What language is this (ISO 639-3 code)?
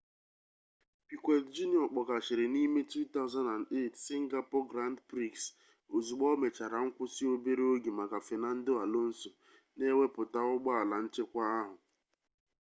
ibo